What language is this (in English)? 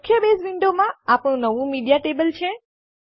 Gujarati